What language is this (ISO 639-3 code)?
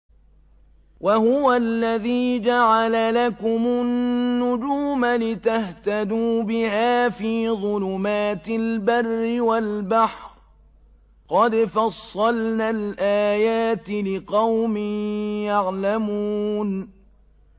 ara